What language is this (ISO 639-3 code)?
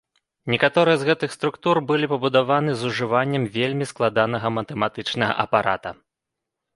bel